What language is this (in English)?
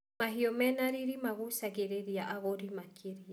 Kikuyu